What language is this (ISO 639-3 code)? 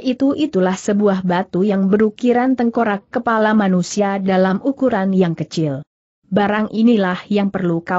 ind